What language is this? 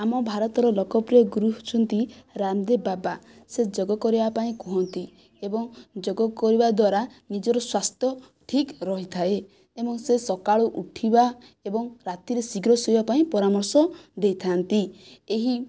Odia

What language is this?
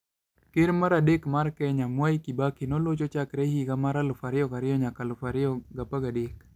Luo (Kenya and Tanzania)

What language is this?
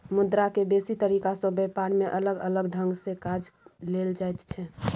Maithili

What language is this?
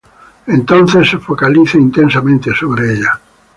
Spanish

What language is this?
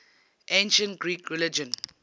English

